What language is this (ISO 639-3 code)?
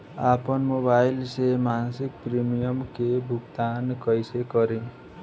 bho